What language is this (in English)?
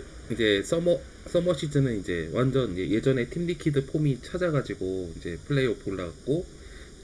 Korean